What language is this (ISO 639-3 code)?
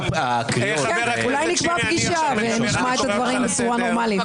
heb